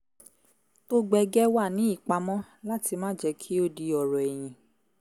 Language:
Yoruba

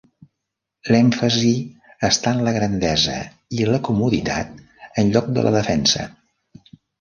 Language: Catalan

